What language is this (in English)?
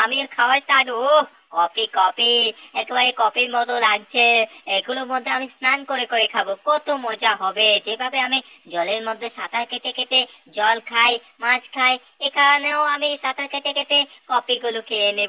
Romanian